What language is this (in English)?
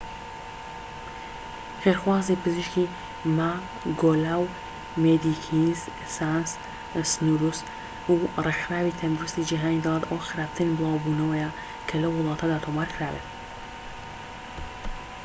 Central Kurdish